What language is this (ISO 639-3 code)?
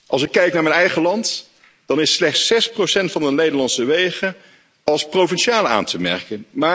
nld